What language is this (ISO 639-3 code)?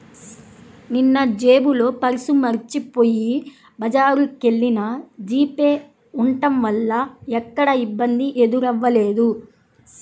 tel